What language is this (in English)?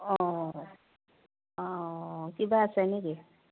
Assamese